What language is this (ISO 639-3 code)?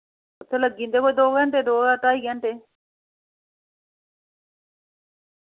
doi